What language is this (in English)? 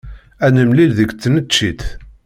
Kabyle